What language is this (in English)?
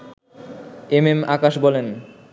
Bangla